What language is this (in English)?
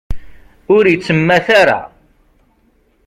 Kabyle